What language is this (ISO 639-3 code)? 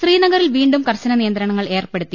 mal